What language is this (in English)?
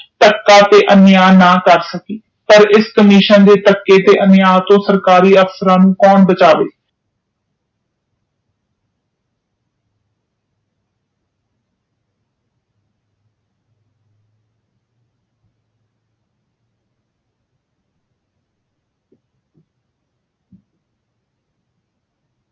Punjabi